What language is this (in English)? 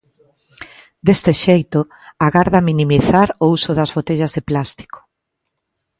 Galician